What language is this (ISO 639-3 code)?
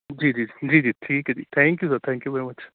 pan